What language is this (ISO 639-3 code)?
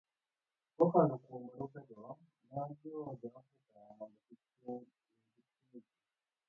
luo